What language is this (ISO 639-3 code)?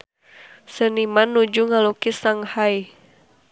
sun